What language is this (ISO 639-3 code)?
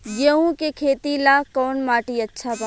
bho